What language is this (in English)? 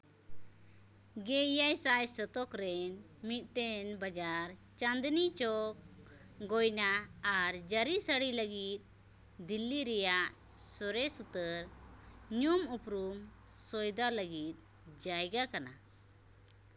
Santali